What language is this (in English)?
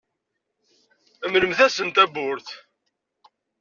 Kabyle